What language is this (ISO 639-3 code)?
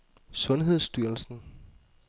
dan